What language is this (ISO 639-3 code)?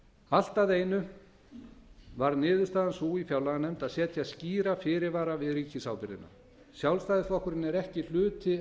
isl